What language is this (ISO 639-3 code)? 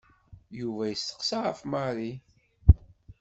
kab